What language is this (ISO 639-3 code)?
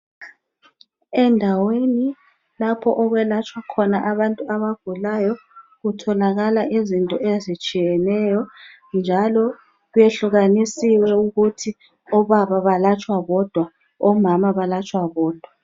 nde